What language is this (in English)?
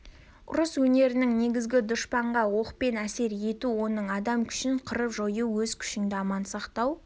Kazakh